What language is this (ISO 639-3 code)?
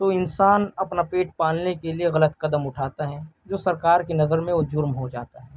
urd